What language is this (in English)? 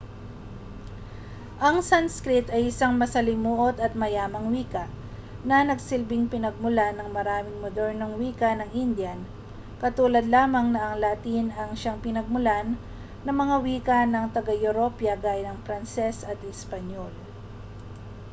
Filipino